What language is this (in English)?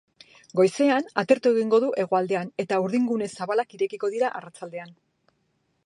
Basque